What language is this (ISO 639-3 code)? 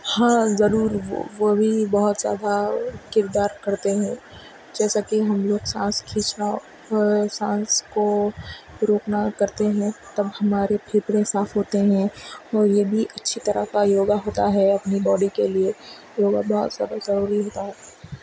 urd